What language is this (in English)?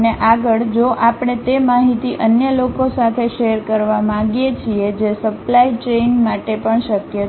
Gujarati